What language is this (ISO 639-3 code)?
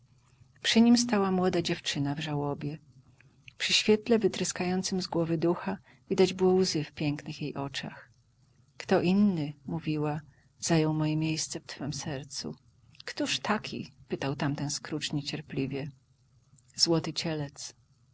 pol